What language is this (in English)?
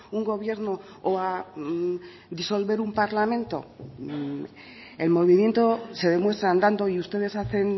Spanish